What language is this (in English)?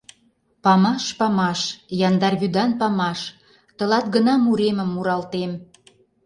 Mari